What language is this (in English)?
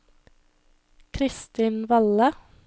Norwegian